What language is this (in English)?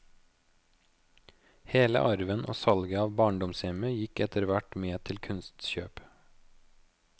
Norwegian